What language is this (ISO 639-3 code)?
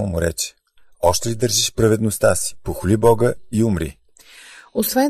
bul